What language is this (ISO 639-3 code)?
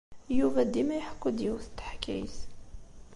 kab